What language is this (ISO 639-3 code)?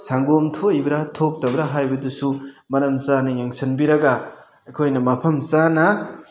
mni